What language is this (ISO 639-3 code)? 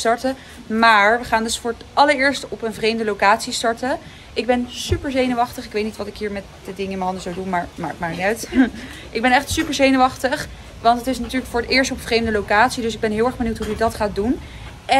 nld